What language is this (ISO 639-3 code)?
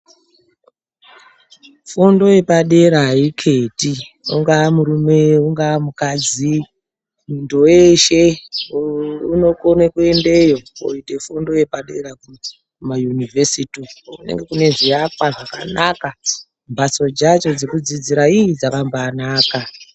ndc